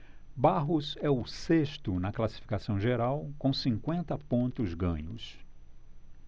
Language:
Portuguese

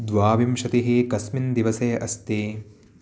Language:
Sanskrit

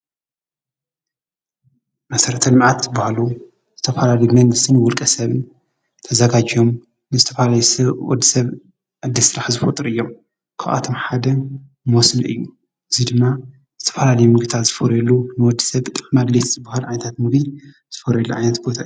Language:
Tigrinya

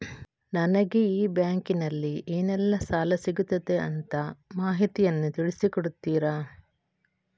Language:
Kannada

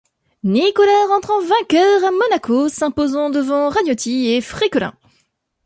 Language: French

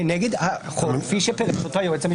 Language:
Hebrew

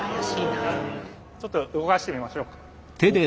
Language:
Japanese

